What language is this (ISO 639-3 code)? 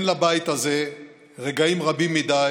heb